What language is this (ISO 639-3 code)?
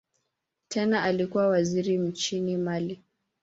swa